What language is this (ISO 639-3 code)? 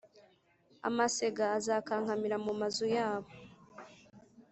kin